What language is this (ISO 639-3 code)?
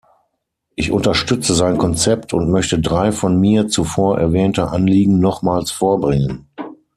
deu